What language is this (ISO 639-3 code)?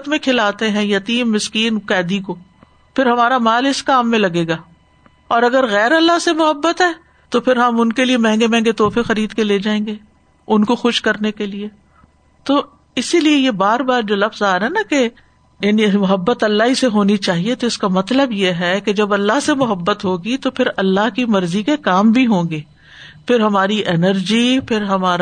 urd